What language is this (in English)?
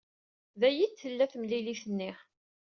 Kabyle